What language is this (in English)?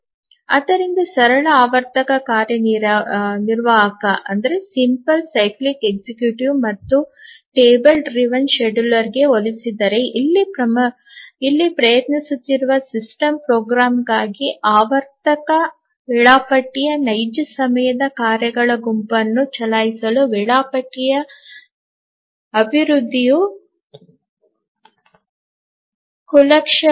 Kannada